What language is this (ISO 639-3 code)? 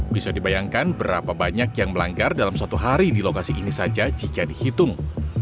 ind